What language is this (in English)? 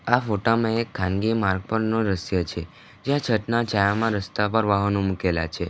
Gujarati